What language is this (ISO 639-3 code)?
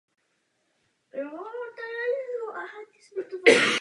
ces